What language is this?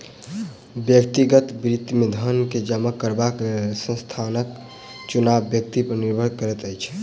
Maithili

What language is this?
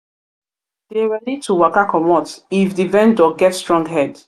Nigerian Pidgin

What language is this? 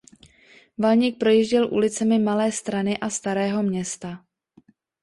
Czech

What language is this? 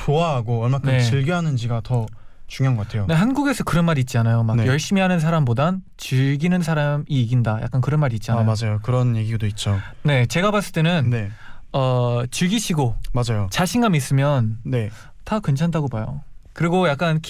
Korean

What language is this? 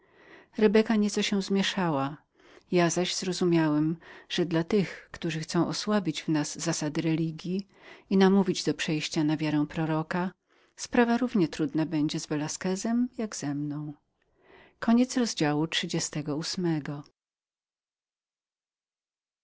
Polish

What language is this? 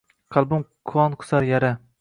Uzbek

